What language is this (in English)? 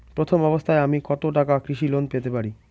Bangla